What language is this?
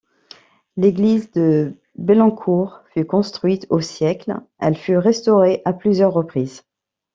French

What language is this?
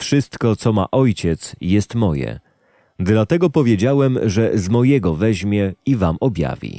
Polish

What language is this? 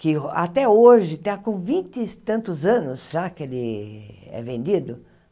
Portuguese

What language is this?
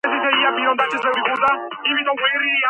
Georgian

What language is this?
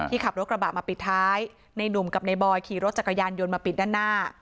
Thai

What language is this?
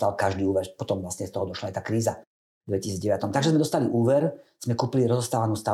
Slovak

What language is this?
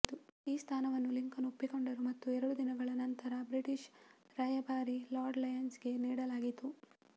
Kannada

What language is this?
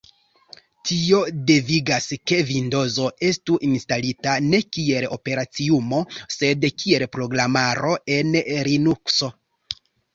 Esperanto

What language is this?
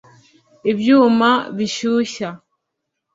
Kinyarwanda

